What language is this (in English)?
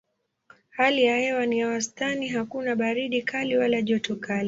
Swahili